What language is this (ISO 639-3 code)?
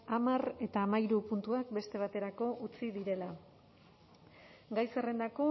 eus